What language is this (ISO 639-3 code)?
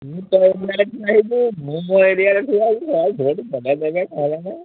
ori